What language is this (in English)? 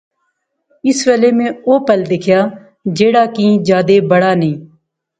Pahari-Potwari